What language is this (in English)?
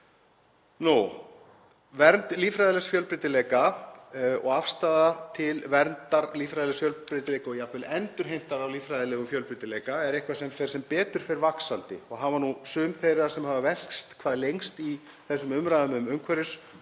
Icelandic